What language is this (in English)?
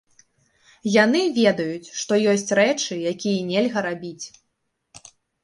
Belarusian